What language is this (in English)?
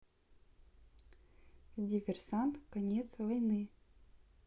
Russian